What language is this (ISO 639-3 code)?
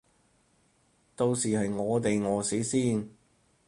yue